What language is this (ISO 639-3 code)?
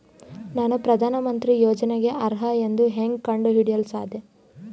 kan